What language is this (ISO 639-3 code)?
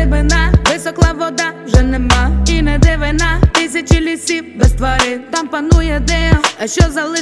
ukr